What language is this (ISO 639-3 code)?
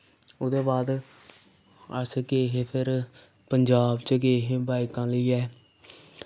doi